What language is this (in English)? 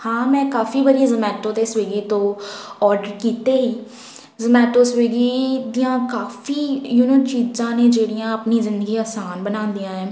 Punjabi